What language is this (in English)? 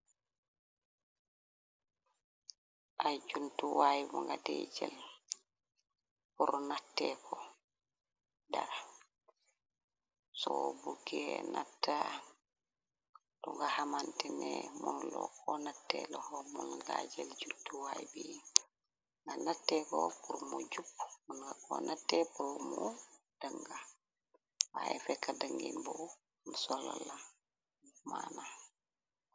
Wolof